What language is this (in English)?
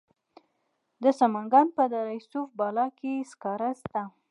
Pashto